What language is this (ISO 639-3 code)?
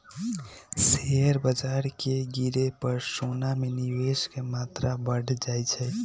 mag